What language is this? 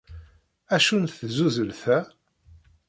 Kabyle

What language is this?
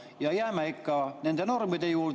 Estonian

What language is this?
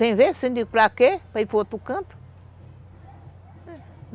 Portuguese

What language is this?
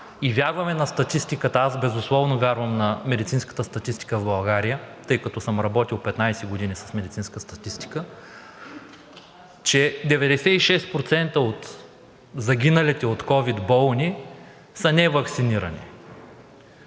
Bulgarian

